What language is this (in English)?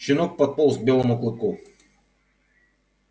Russian